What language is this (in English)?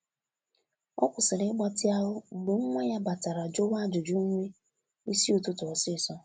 Igbo